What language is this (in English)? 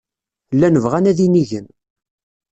Kabyle